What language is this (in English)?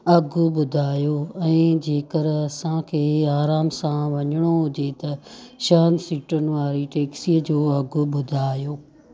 Sindhi